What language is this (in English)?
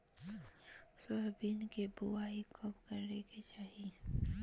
Magahi